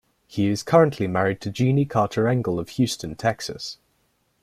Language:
English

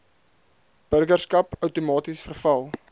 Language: Afrikaans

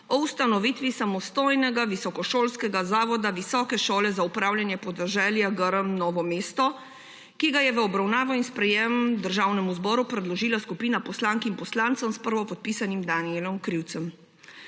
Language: Slovenian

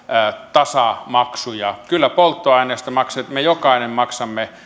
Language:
Finnish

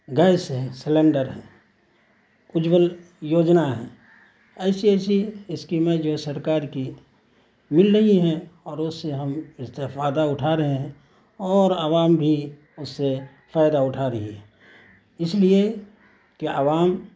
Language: Urdu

